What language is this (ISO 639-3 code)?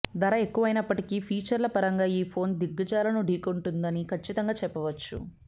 tel